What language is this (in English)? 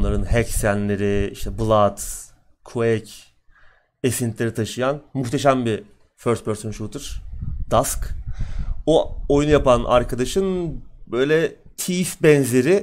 Turkish